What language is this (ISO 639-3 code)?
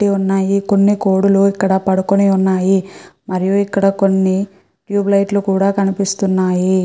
tel